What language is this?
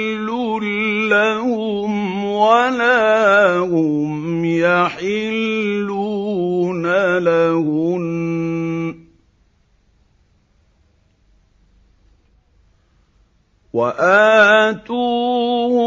Arabic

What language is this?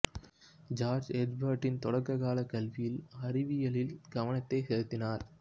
Tamil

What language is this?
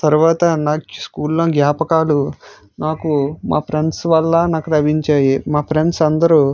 Telugu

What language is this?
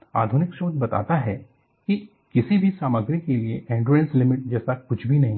Hindi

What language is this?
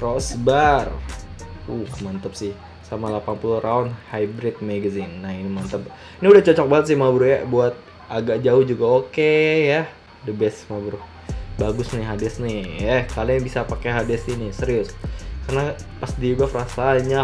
Indonesian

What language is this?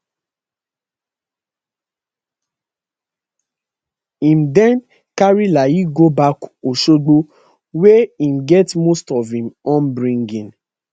Nigerian Pidgin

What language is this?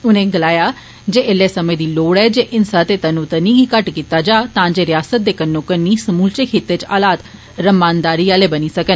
Dogri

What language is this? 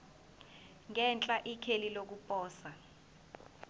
Zulu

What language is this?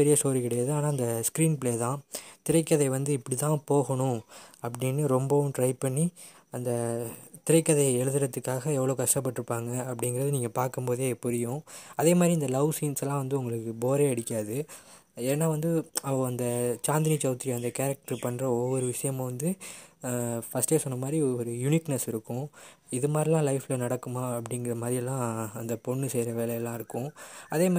Tamil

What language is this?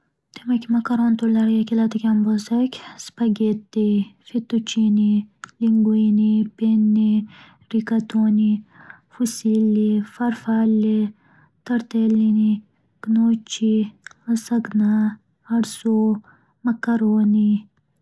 Uzbek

